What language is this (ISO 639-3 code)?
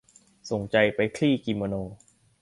tha